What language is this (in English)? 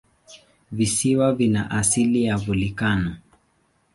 Swahili